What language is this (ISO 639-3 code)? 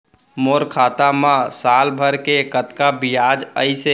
hne